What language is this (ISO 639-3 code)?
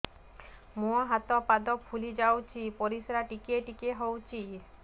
ori